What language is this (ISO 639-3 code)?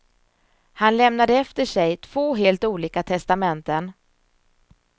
swe